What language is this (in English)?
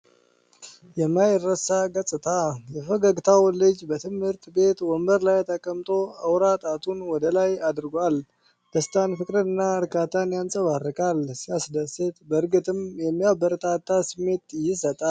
Amharic